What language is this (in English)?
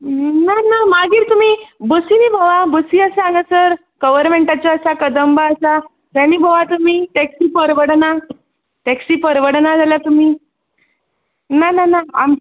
Konkani